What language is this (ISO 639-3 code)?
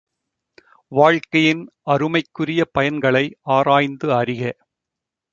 tam